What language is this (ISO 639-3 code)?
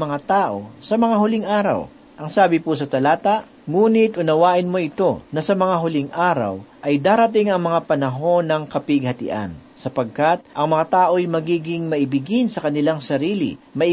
fil